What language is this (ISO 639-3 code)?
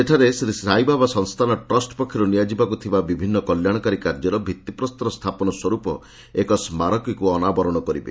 ori